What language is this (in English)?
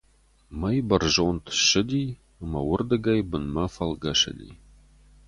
Ossetic